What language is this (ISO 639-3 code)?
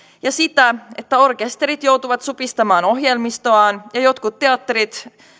fin